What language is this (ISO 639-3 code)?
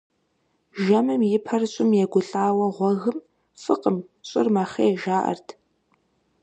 kbd